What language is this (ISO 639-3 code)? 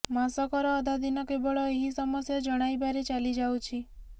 ori